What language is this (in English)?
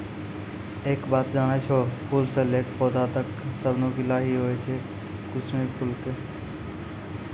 Maithili